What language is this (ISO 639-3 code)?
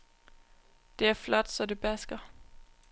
dan